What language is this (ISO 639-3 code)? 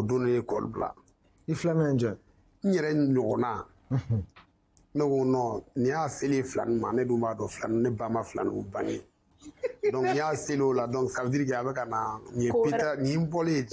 fra